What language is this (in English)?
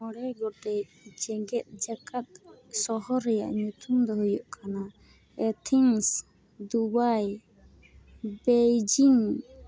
Santali